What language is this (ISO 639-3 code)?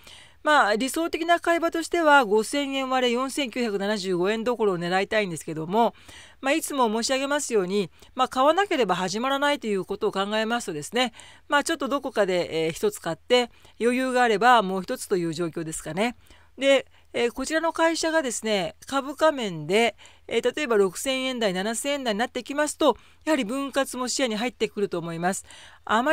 jpn